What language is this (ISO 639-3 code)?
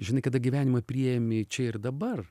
lit